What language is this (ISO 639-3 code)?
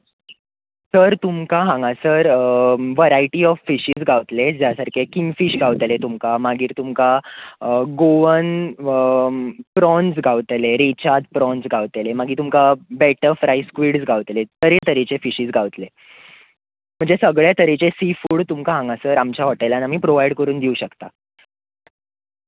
kok